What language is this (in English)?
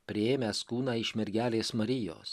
Lithuanian